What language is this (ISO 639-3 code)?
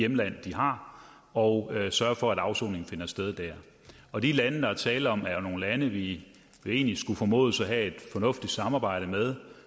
dan